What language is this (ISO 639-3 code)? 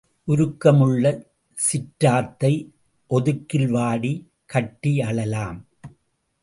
tam